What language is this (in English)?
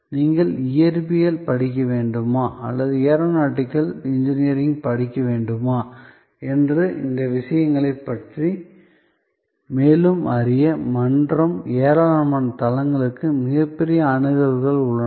Tamil